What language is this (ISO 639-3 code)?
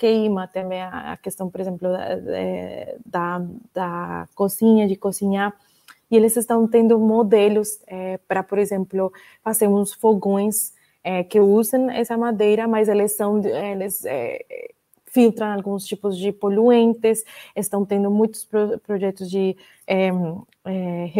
por